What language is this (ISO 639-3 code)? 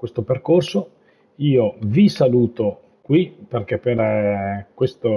ita